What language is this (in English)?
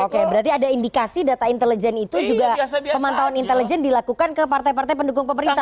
Indonesian